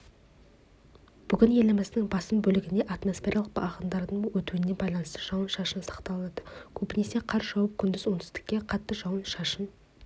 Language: Kazakh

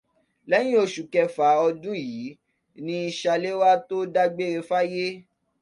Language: Yoruba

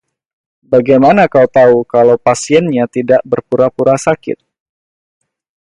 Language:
Indonesian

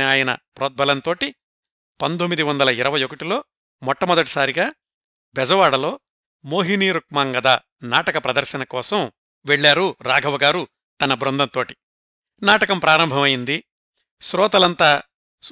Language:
Telugu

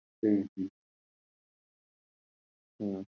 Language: Bangla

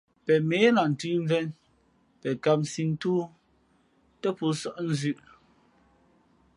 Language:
Fe'fe'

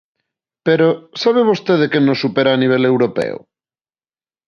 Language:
Galician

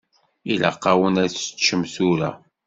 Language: Kabyle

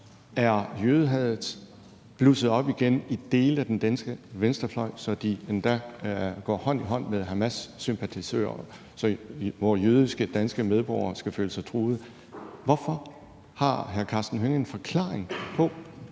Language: Danish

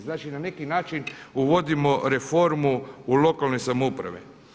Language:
Croatian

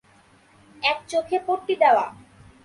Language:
Bangla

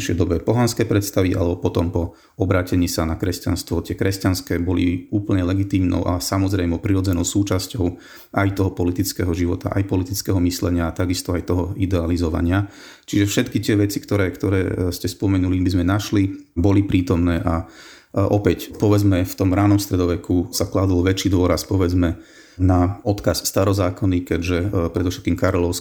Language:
Slovak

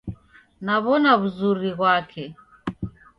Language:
Taita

